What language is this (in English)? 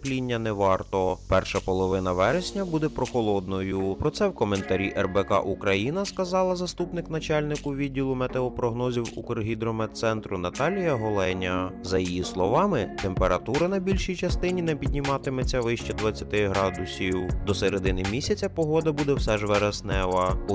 Ukrainian